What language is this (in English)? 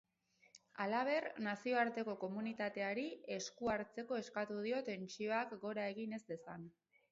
Basque